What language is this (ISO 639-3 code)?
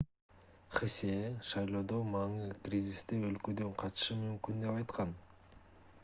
kir